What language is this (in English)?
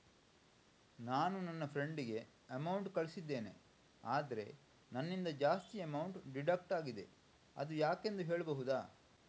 Kannada